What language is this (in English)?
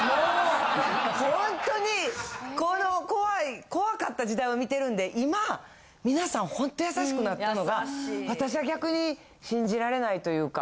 Japanese